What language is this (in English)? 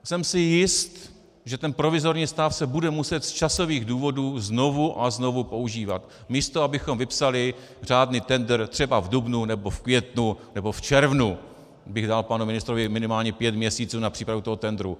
Czech